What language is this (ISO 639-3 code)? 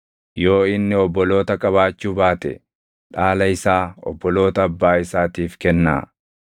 orm